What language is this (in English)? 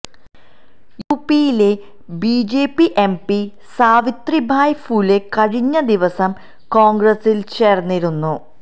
Malayalam